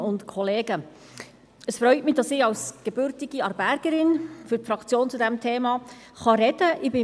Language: Swiss German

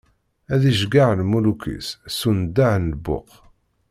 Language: Kabyle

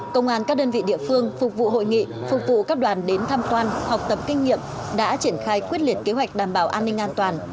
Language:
Vietnamese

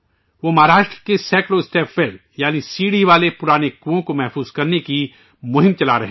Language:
Urdu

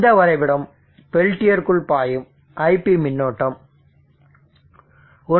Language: Tamil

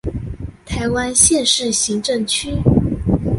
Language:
Chinese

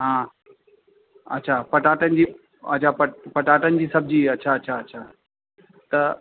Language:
Sindhi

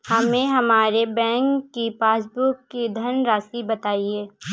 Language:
Hindi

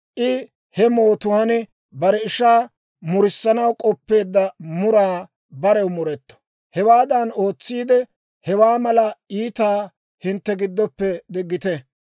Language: Dawro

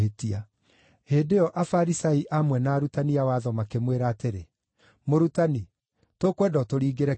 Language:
Kikuyu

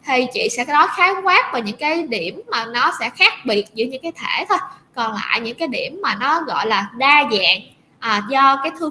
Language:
Vietnamese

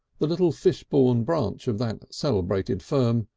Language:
English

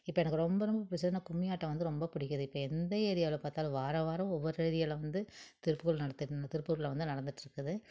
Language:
Tamil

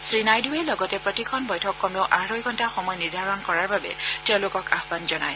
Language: Assamese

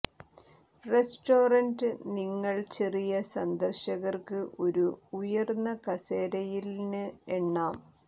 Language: Malayalam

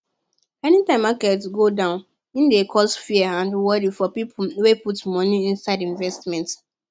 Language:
Nigerian Pidgin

